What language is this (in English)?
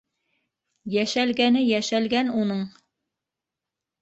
Bashkir